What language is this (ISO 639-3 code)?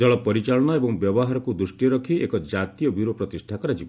ori